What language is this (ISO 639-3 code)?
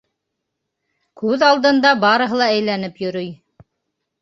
bak